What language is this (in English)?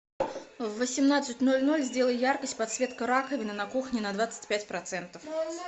Russian